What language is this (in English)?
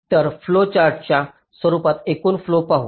Marathi